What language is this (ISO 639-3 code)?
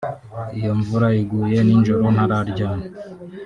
kin